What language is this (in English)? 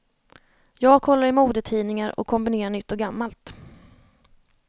Swedish